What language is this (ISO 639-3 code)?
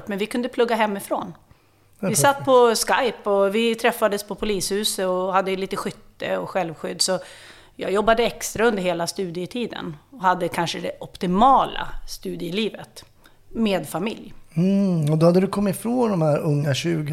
swe